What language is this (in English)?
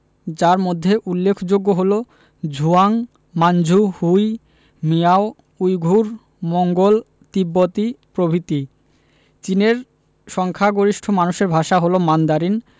Bangla